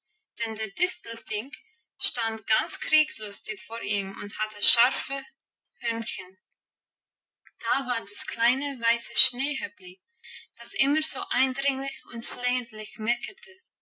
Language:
German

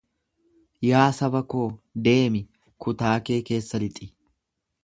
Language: Oromo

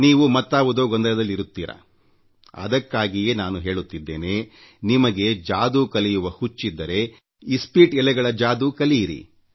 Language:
Kannada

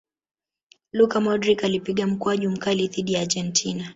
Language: Swahili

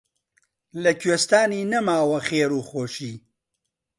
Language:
Central Kurdish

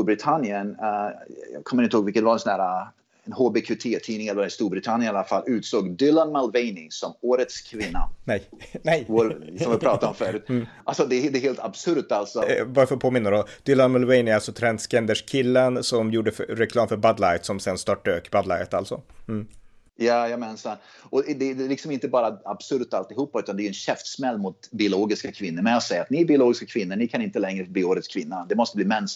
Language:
Swedish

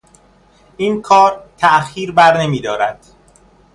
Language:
Persian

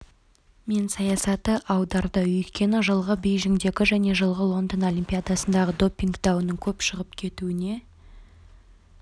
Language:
Kazakh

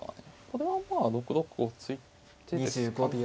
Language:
Japanese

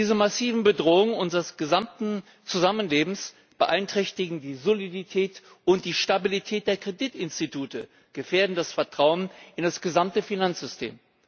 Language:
German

